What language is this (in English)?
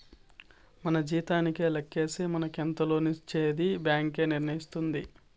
Telugu